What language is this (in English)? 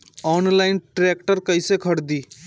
Bhojpuri